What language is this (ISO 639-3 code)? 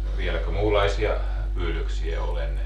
fin